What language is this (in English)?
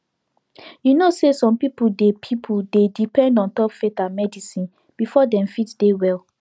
Nigerian Pidgin